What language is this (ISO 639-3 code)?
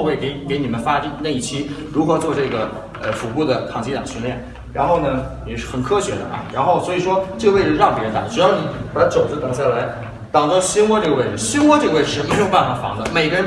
zho